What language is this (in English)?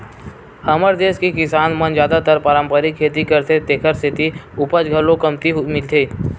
Chhattisgarhi